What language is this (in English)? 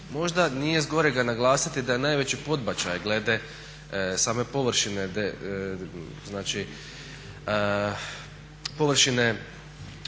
Croatian